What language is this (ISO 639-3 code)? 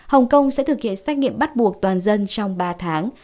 vie